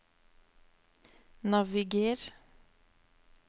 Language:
Norwegian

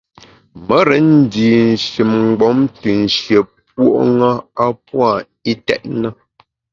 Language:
Bamun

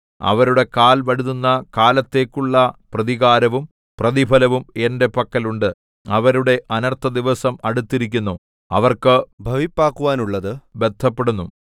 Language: Malayalam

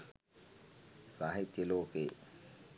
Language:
Sinhala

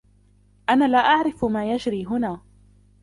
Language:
Arabic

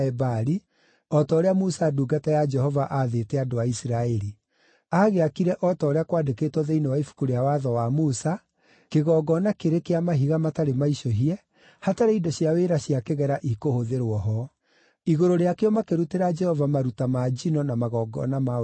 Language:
Kikuyu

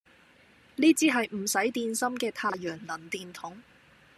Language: Cantonese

